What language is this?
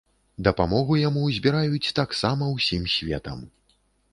Belarusian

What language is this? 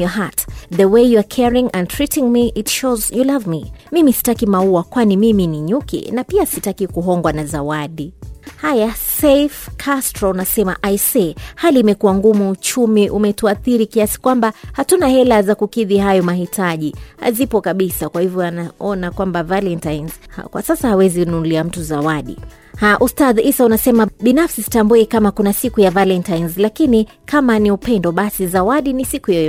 Swahili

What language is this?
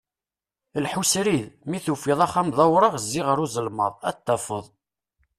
Kabyle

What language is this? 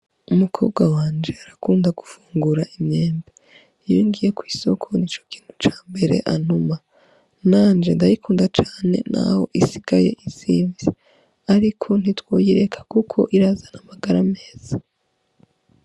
Rundi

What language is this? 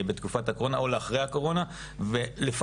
Hebrew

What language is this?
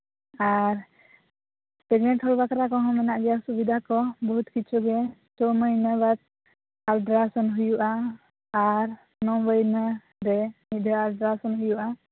Santali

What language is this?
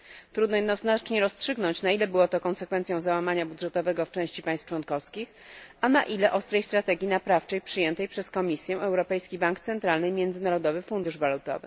Polish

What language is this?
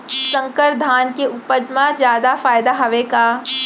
Chhattisgarhi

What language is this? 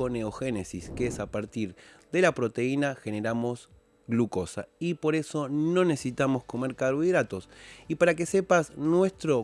Spanish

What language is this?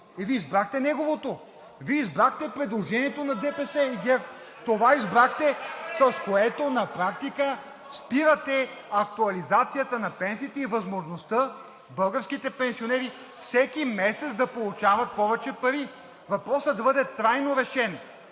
Bulgarian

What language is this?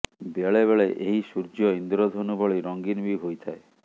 Odia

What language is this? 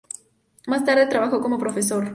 Spanish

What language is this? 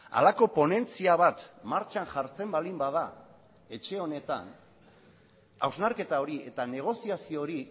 Basque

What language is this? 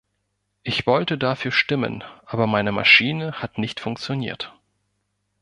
German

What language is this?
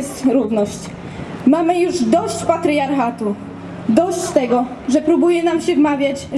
Polish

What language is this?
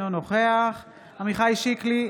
Hebrew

